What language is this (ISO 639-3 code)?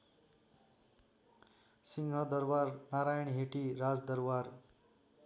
nep